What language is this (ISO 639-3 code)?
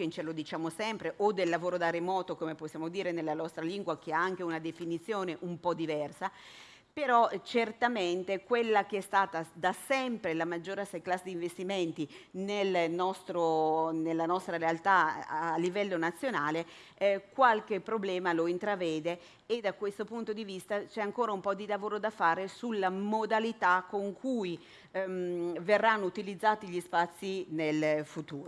ita